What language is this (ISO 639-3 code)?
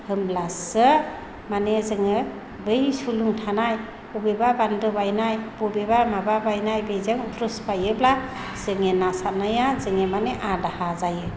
brx